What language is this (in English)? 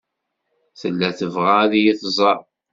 Kabyle